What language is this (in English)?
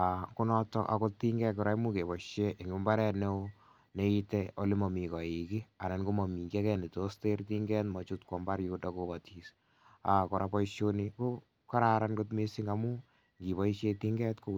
Kalenjin